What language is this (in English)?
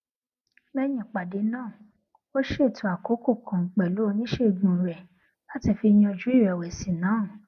Yoruba